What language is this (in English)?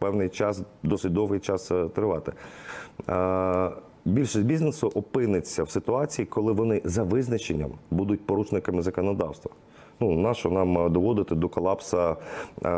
Ukrainian